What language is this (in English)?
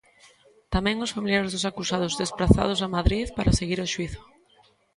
Galician